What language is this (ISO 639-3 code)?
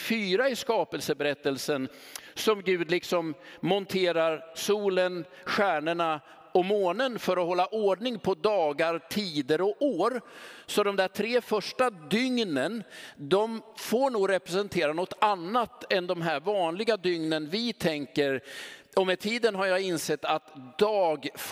swe